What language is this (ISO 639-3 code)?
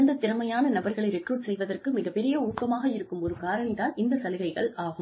tam